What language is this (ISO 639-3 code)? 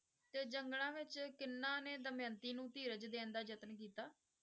pan